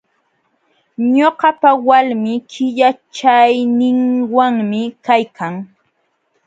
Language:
Jauja Wanca Quechua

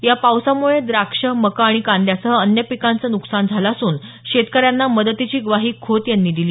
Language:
Marathi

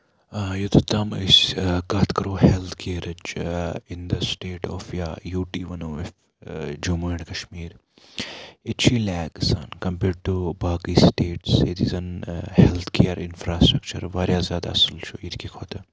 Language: Kashmiri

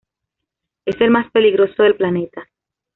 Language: Spanish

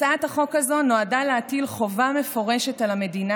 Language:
Hebrew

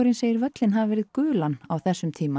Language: Icelandic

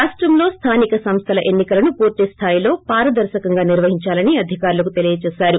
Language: Telugu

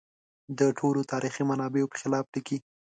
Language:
Pashto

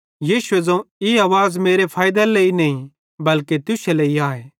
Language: Bhadrawahi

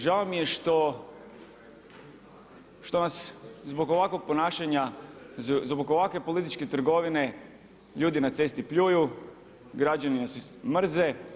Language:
Croatian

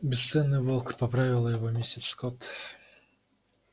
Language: Russian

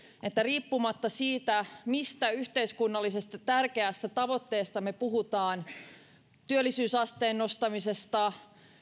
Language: Finnish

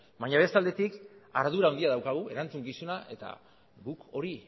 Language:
Basque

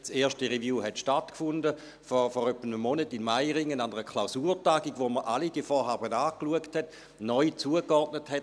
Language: Swiss German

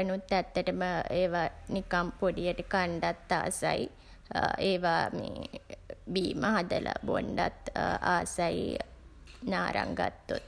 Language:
Sinhala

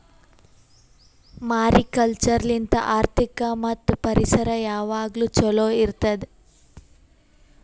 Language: Kannada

